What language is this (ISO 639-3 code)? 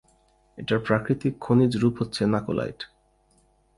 ben